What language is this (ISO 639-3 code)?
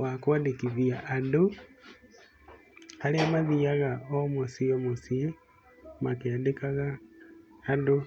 kik